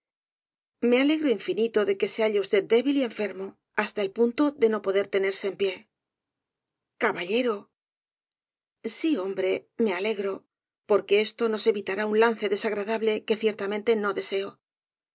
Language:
Spanish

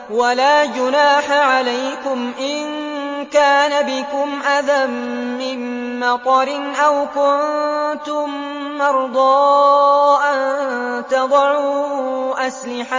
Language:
Arabic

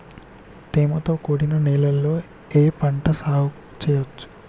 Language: Telugu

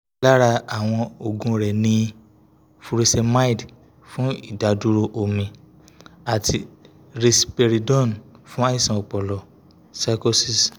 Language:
Yoruba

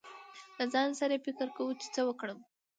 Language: Pashto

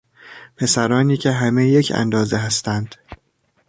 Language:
Persian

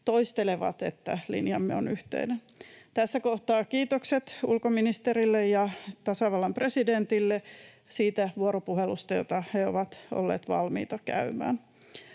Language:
Finnish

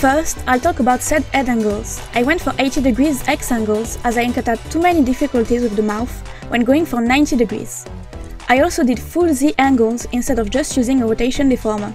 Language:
English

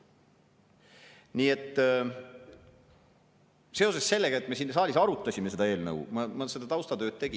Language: Estonian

